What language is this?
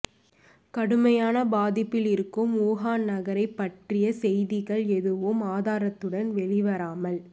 Tamil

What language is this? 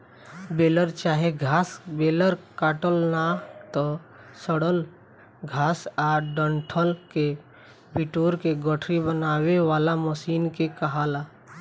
Bhojpuri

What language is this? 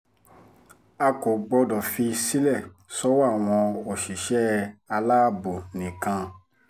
Yoruba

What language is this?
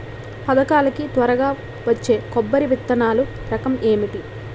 Telugu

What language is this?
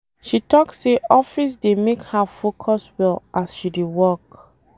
Nigerian Pidgin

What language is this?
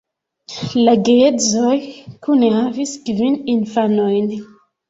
Esperanto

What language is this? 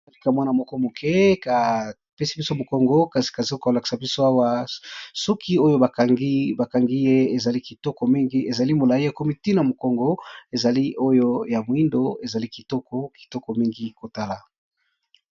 Lingala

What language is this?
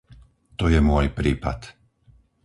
Slovak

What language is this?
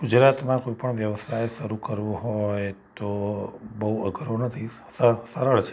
Gujarati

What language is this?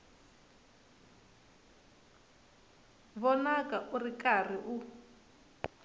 Tsonga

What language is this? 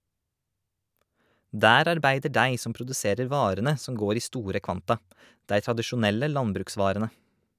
Norwegian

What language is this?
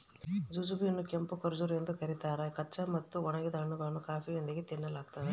Kannada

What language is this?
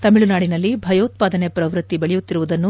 Kannada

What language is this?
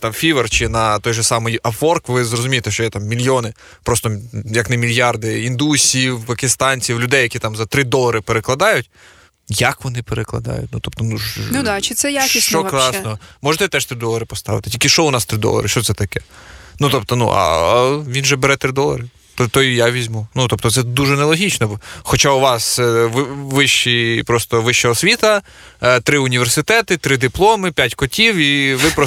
Ukrainian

